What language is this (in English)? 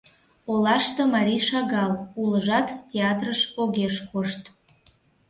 Mari